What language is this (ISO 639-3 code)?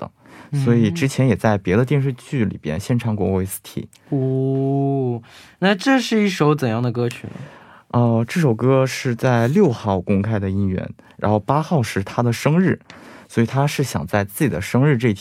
zho